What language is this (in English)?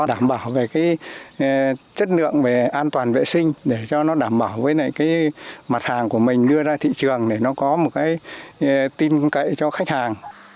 Vietnamese